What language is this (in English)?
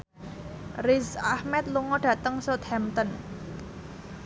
Javanese